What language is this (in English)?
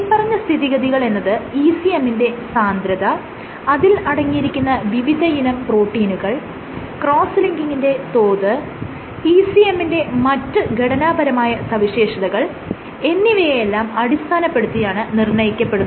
Malayalam